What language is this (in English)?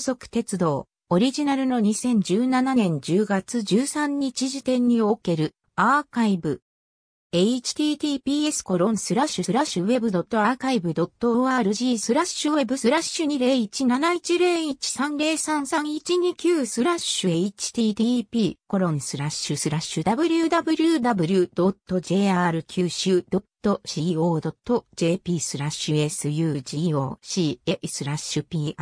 Japanese